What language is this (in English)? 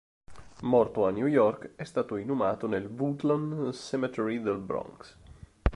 Italian